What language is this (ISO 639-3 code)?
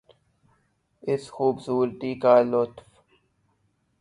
urd